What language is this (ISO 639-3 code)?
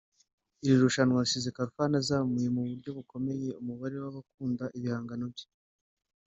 kin